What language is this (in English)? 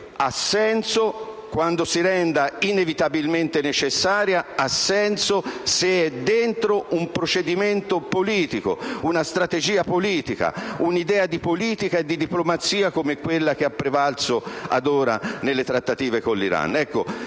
Italian